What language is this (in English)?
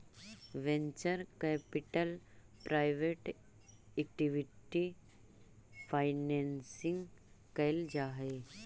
Magahi